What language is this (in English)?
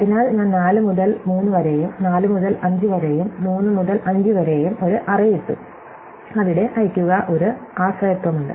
Malayalam